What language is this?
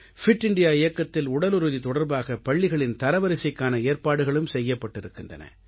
Tamil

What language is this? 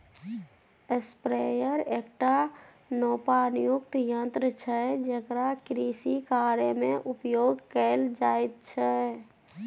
Maithili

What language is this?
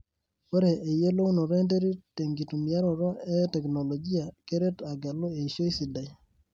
Masai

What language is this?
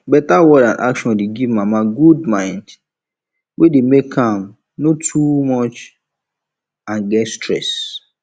Nigerian Pidgin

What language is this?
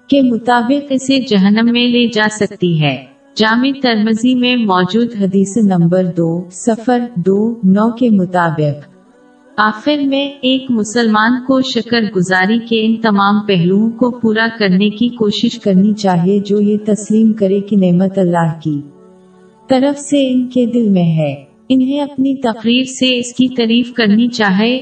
Urdu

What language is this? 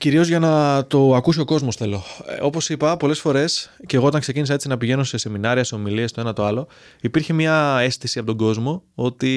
Greek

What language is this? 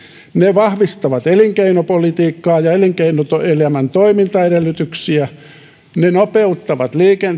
Finnish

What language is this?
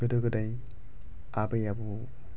Bodo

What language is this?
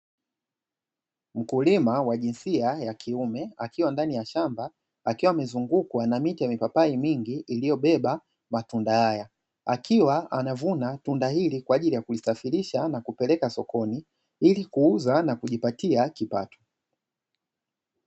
Swahili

